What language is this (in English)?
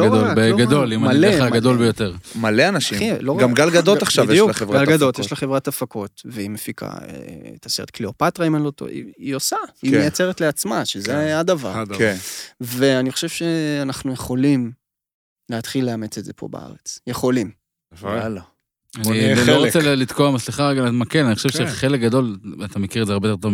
Hebrew